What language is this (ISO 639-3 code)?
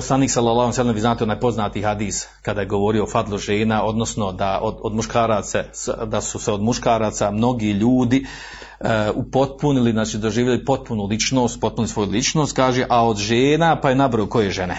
hrv